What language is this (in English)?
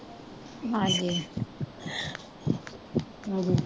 Punjabi